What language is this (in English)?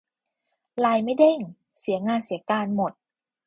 Thai